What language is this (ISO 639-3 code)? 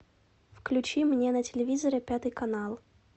rus